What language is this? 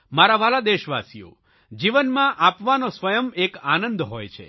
Gujarati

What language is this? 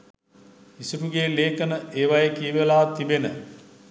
Sinhala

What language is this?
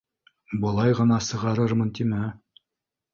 Bashkir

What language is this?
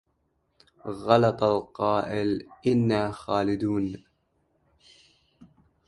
Arabic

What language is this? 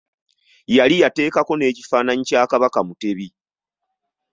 Ganda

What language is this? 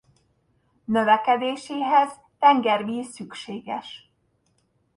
Hungarian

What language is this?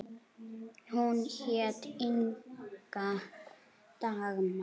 Icelandic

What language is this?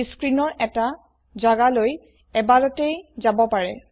Assamese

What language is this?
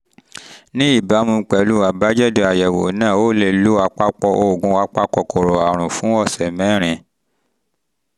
Yoruba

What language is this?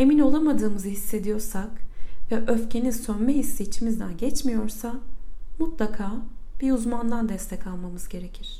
Turkish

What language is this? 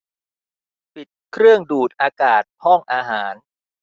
Thai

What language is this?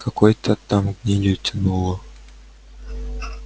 Russian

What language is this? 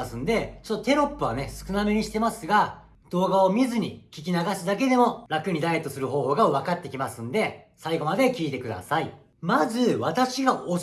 Japanese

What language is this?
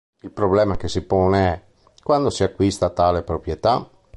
Italian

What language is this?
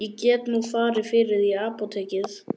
Icelandic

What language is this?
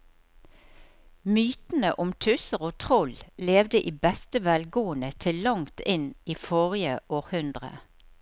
Norwegian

